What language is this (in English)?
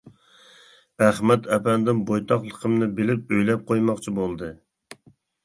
Uyghur